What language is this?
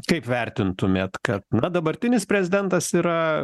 Lithuanian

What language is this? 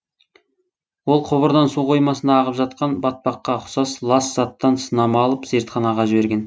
Kazakh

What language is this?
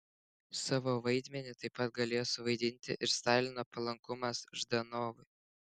Lithuanian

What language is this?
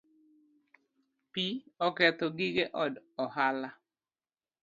Luo (Kenya and Tanzania)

